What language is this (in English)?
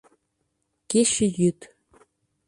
Mari